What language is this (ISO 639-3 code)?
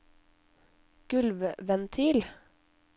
nor